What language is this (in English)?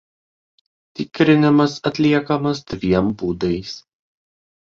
Lithuanian